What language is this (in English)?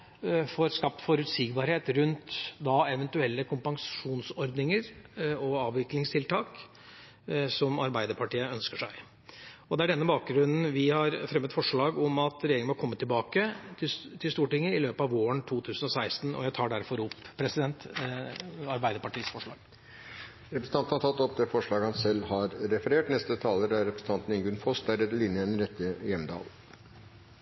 Norwegian